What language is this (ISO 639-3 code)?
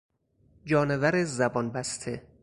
fas